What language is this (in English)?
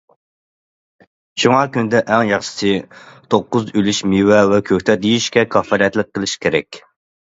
Uyghur